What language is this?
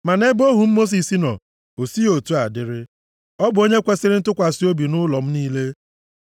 Igbo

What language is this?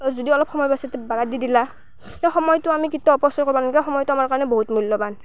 Assamese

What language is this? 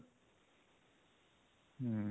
Odia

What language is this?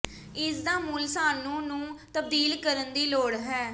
Punjabi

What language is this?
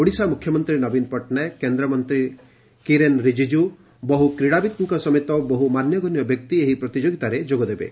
Odia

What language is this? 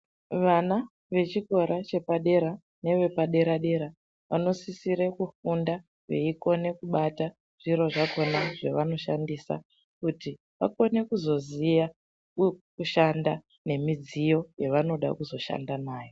Ndau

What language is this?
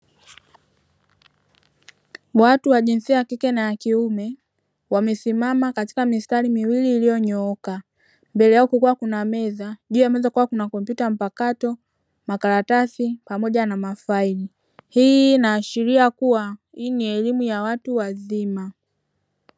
Swahili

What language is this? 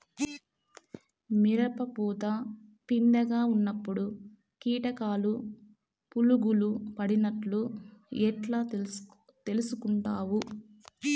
Telugu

